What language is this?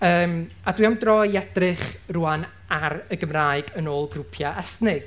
Welsh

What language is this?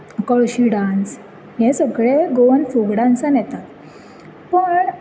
Konkani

